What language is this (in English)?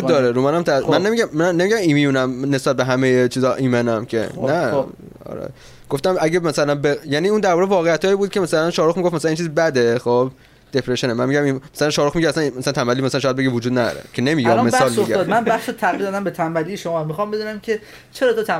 Persian